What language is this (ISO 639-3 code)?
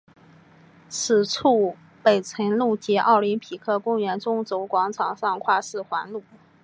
zho